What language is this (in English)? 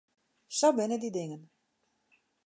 Western Frisian